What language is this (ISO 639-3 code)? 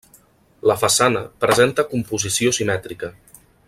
cat